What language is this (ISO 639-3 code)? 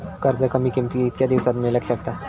mar